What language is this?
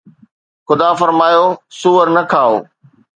Sindhi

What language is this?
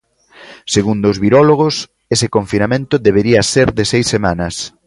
Galician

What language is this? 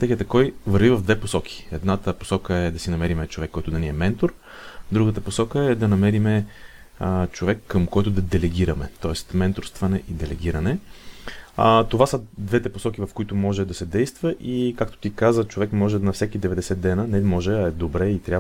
Bulgarian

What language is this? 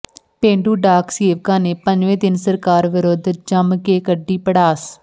Punjabi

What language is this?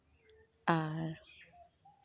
Santali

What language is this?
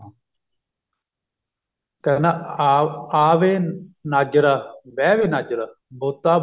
Punjabi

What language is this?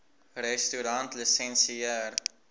Afrikaans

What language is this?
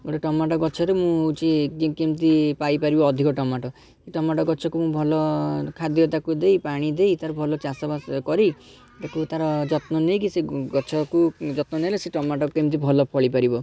Odia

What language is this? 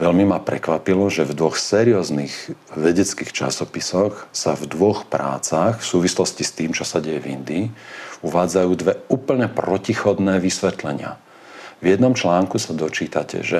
Slovak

